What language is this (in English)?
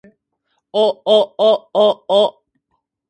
Japanese